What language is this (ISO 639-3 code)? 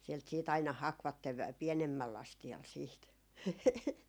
fin